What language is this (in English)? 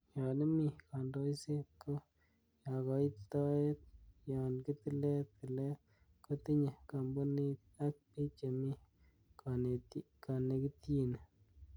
Kalenjin